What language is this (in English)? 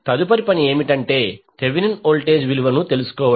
Telugu